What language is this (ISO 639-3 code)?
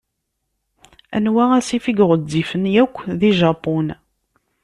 kab